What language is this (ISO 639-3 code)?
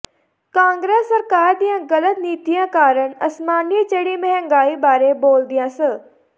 pan